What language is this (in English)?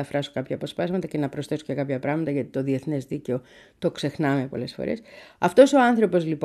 Greek